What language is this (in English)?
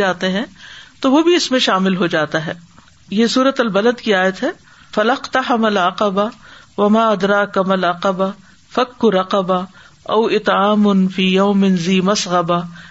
Urdu